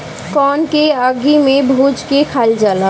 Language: Bhojpuri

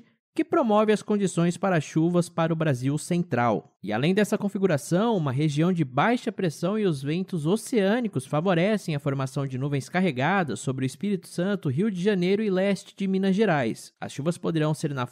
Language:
Portuguese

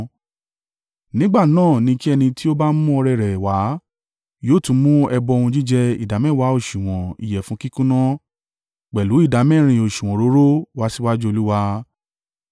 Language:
Yoruba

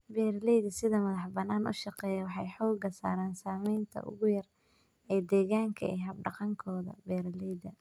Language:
Somali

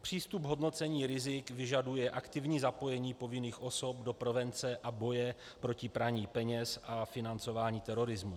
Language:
Czech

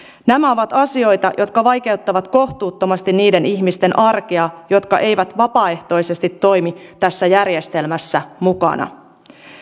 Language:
Finnish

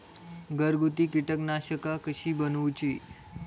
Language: Marathi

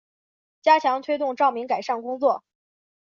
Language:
Chinese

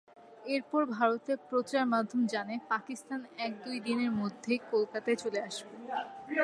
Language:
Bangla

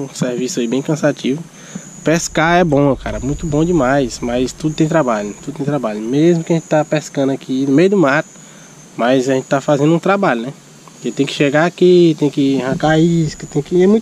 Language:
Portuguese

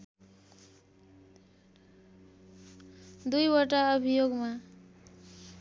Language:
Nepali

